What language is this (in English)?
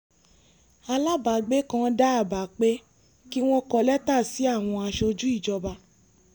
Yoruba